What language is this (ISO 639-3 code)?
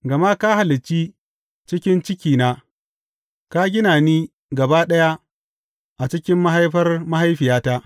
hau